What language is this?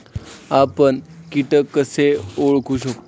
Marathi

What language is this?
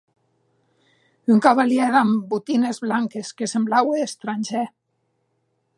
Occitan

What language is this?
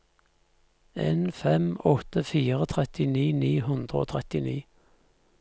Norwegian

